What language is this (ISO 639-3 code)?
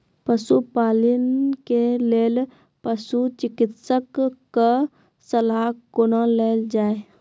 mai